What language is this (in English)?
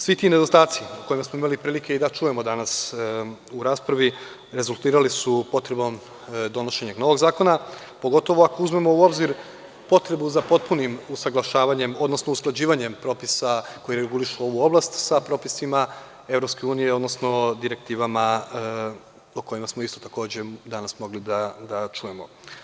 Serbian